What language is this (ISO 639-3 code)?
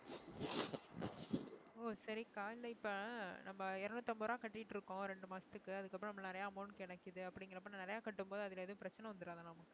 tam